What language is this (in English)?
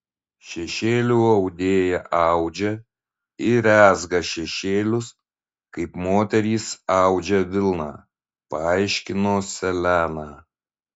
Lithuanian